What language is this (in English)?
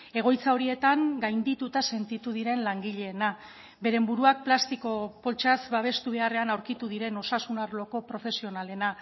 Basque